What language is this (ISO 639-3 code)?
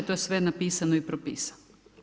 hrv